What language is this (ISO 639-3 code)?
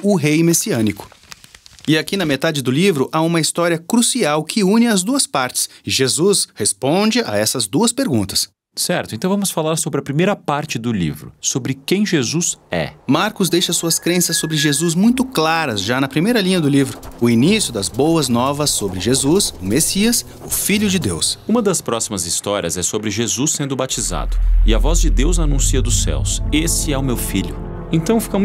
por